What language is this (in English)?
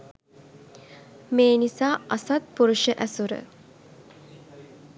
Sinhala